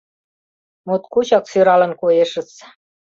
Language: Mari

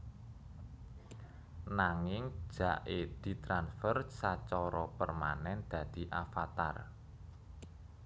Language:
Javanese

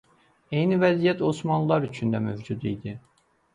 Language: Azerbaijani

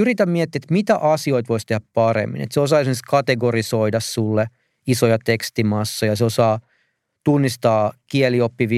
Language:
Finnish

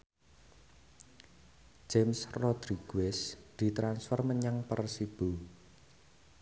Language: Javanese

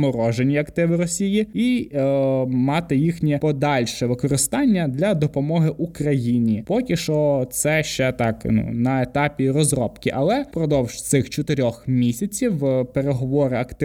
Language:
Ukrainian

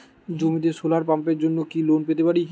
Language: Bangla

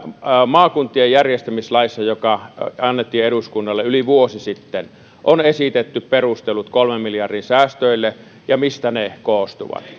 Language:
Finnish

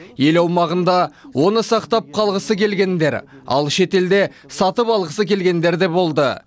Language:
Kazakh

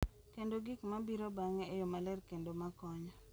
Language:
Luo (Kenya and Tanzania)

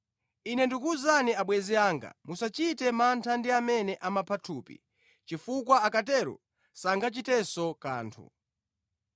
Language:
Nyanja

